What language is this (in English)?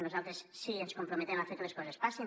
Catalan